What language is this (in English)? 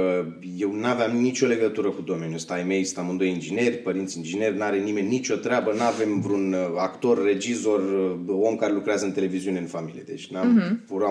Romanian